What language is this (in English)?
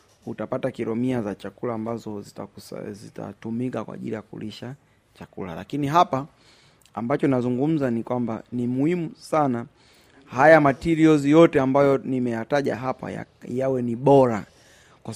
Swahili